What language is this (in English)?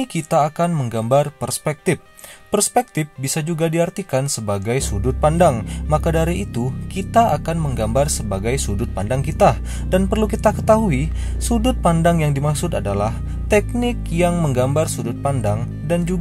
Indonesian